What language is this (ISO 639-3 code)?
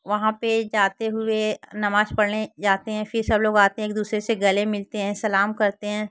hin